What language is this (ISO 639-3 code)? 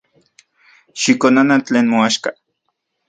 ncx